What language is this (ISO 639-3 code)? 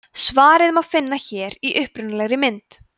isl